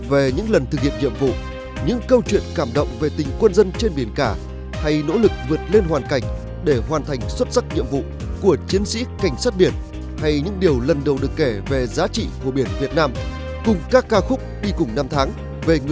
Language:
Vietnamese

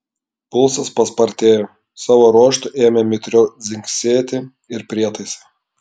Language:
Lithuanian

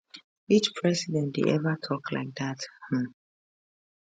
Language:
Nigerian Pidgin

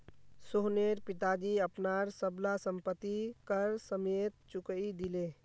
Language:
Magahi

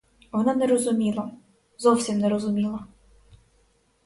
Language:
Ukrainian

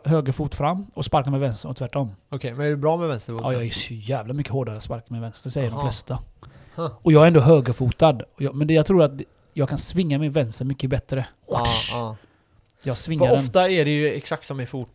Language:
Swedish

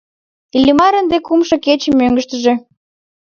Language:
Mari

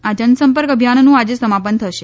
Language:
Gujarati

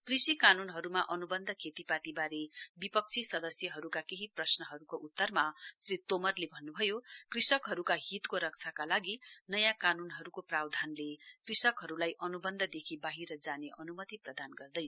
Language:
Nepali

